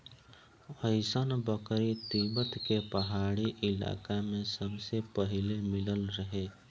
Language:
Bhojpuri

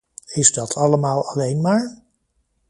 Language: Dutch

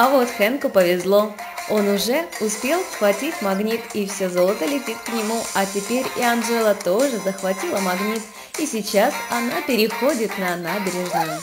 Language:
Russian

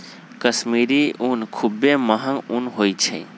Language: Magahi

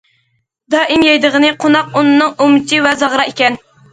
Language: Uyghur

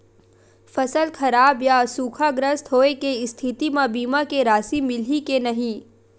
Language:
Chhattisgarhi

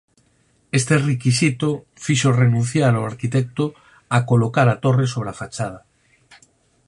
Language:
Galician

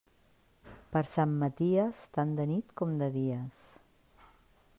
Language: Catalan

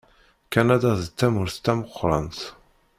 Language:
Kabyle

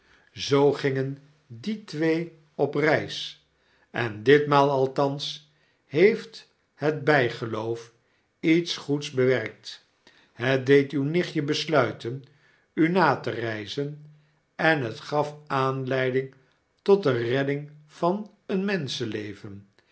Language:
Dutch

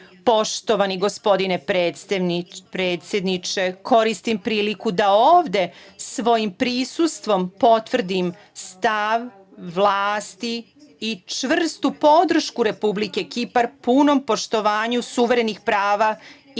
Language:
Serbian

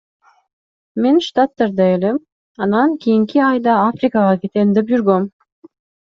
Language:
Kyrgyz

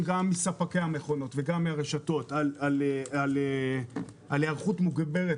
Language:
Hebrew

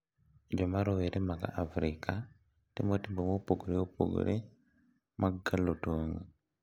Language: Luo (Kenya and Tanzania)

